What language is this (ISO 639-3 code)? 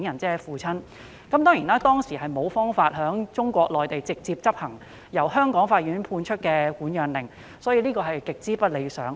yue